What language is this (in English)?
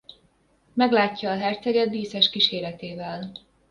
Hungarian